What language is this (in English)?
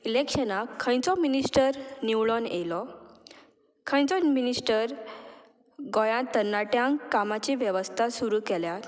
Konkani